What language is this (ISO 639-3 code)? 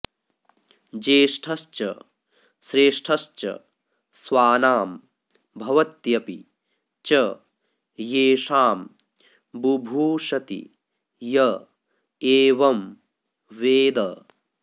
san